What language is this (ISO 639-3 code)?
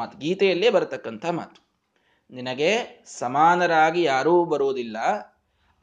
kan